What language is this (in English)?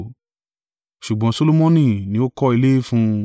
Yoruba